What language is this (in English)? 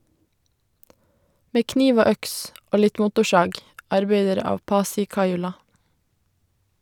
Norwegian